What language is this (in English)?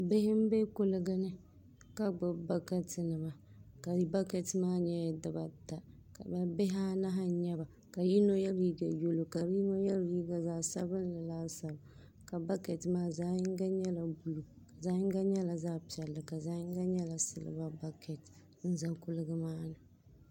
Dagbani